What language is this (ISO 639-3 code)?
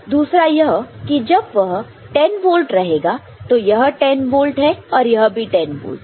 hin